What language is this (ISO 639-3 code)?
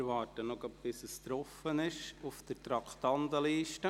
gsw